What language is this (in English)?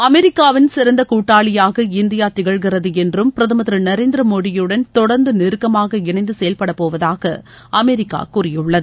Tamil